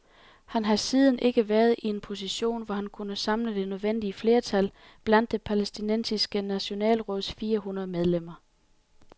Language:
Danish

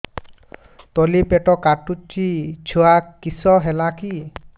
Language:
Odia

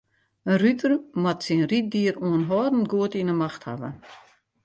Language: Western Frisian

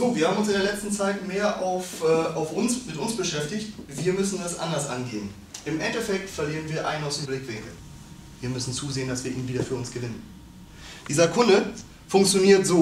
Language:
German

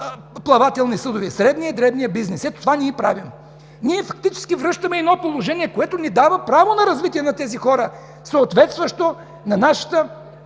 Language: Bulgarian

